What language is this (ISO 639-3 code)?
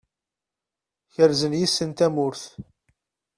kab